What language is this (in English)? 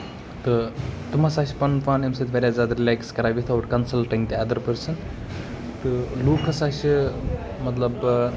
Kashmiri